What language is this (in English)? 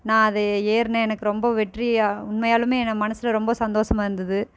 Tamil